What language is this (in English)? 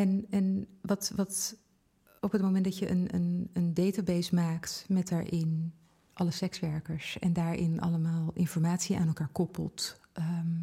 Dutch